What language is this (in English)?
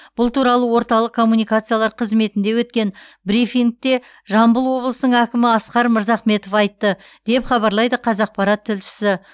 Kazakh